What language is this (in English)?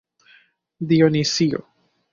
Esperanto